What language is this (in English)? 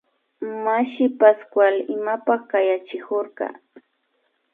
Imbabura Highland Quichua